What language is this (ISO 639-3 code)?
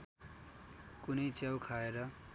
nep